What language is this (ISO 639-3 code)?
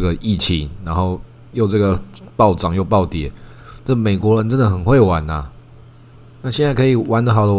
zho